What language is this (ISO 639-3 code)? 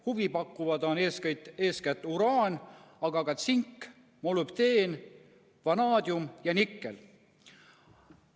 est